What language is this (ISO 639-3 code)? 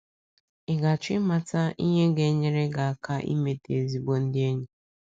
ibo